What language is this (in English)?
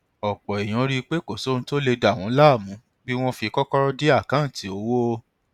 Yoruba